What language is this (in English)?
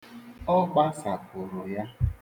Igbo